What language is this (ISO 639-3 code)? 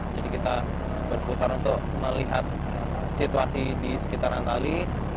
ind